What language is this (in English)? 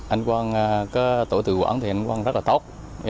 Vietnamese